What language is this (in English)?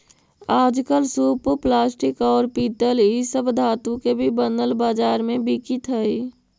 Magahi